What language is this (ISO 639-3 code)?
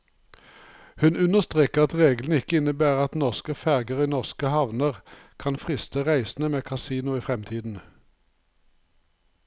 nor